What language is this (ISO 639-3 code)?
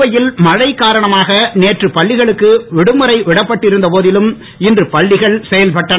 tam